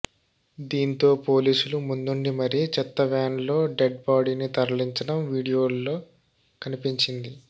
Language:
Telugu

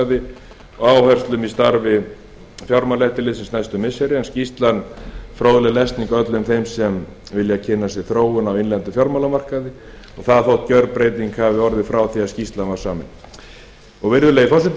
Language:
Icelandic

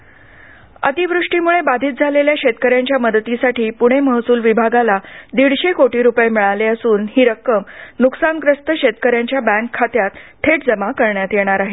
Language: Marathi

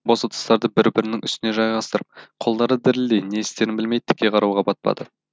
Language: Kazakh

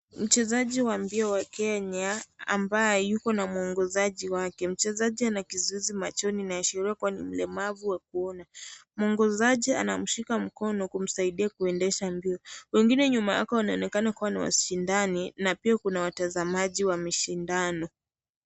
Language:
Swahili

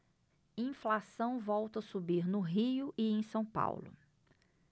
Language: Portuguese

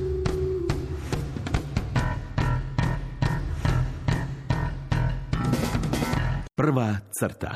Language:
Croatian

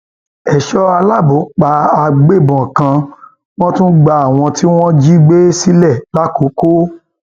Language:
Yoruba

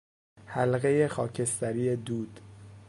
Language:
Persian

